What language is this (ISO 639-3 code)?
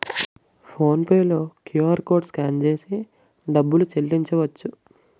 tel